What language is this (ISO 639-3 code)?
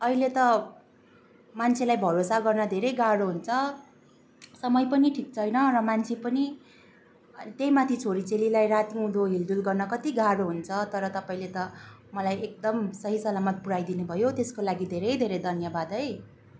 nep